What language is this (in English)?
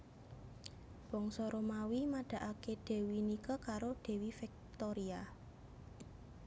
Javanese